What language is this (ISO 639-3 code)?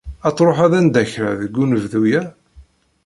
kab